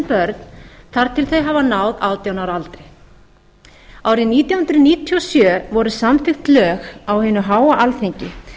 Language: Icelandic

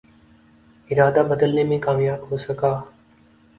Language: Urdu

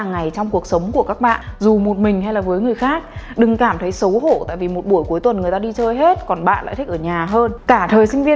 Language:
Vietnamese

